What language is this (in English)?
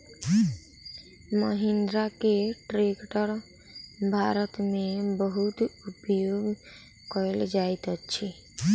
Maithili